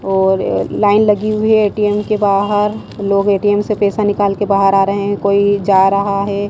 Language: Hindi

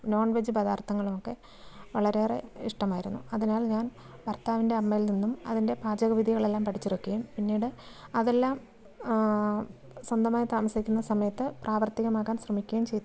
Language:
Malayalam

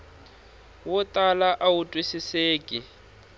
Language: Tsonga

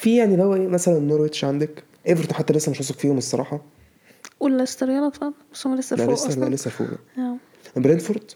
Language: Arabic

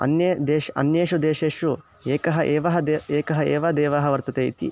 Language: Sanskrit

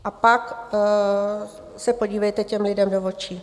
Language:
Czech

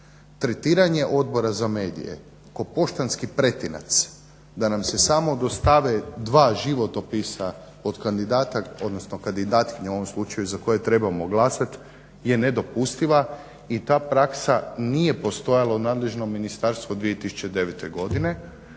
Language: Croatian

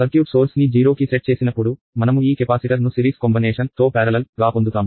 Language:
Telugu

